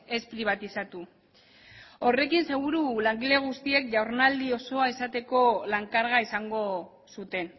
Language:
Basque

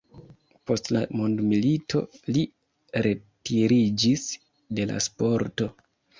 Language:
Esperanto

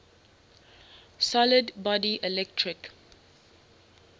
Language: English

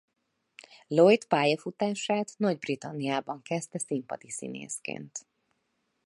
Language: Hungarian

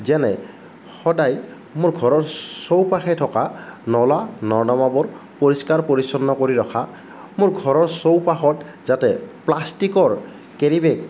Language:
Assamese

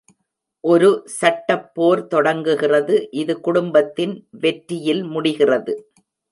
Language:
Tamil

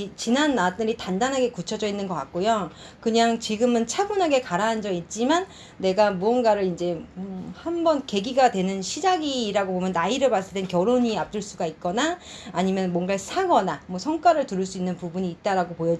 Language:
Korean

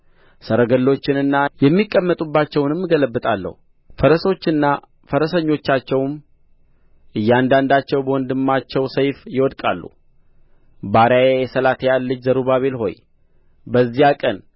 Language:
Amharic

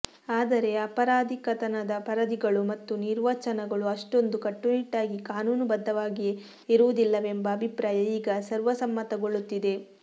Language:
Kannada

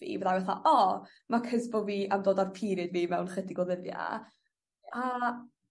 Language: Welsh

